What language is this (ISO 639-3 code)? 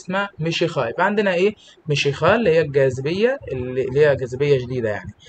ara